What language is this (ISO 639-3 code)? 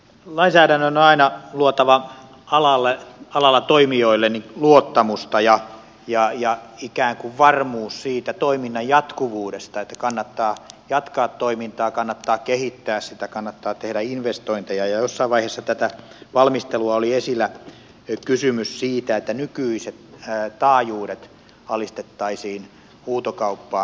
fin